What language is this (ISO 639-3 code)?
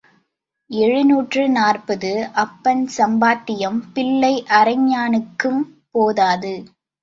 tam